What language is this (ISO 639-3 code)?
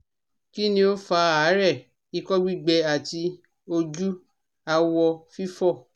yor